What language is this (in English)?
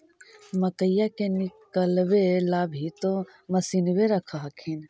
Magahi